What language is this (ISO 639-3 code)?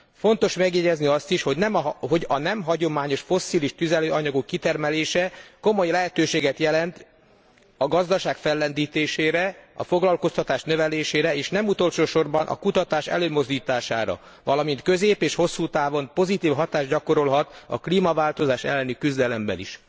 hun